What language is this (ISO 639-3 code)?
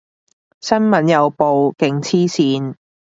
yue